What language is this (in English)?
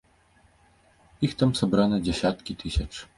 Belarusian